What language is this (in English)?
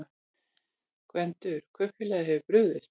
Icelandic